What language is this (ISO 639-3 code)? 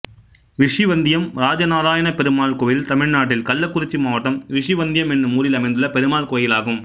tam